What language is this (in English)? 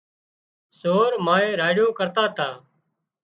Wadiyara Koli